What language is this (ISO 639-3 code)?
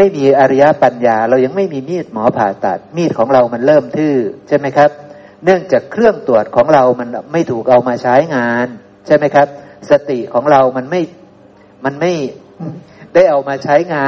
tha